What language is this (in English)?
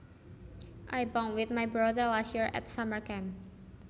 Javanese